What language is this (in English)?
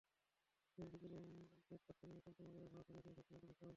Bangla